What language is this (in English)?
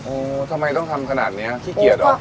Thai